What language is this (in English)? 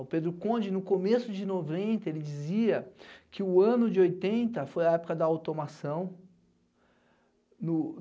Portuguese